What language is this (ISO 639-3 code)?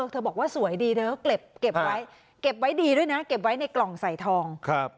tha